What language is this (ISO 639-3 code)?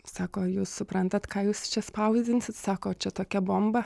lit